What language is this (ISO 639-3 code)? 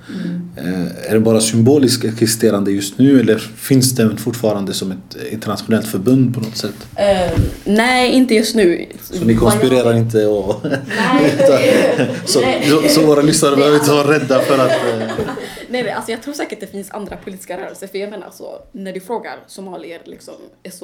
swe